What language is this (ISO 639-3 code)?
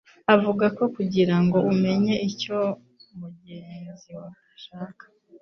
kin